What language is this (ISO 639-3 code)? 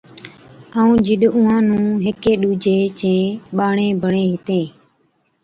odk